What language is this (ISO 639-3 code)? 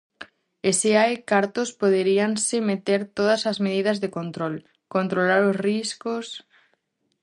glg